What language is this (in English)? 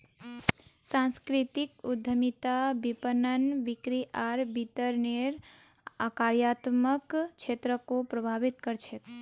Magahi